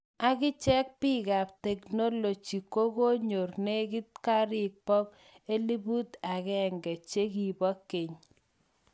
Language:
Kalenjin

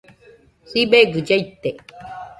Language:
Nüpode Huitoto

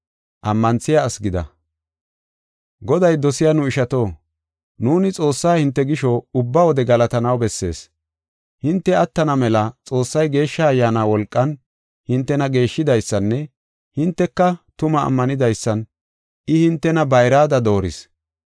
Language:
Gofa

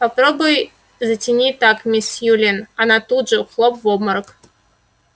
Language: Russian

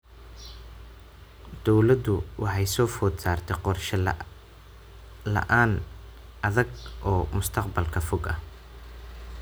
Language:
Somali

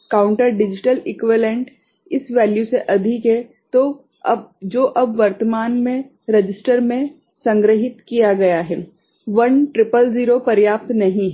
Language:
Hindi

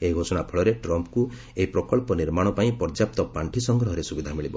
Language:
Odia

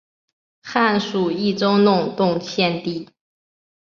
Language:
Chinese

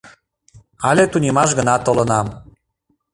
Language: Mari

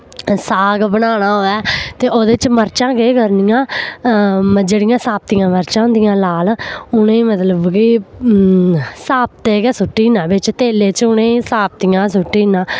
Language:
Dogri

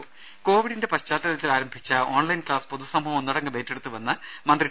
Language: Malayalam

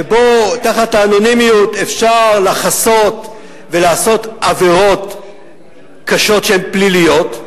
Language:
Hebrew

